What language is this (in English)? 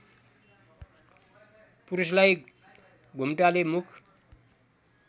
Nepali